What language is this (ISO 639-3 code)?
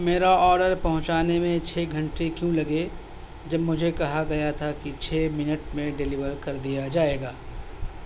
urd